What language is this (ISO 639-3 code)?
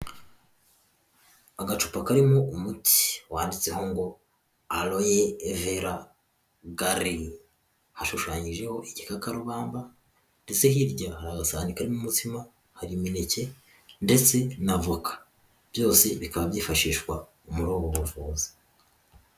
kin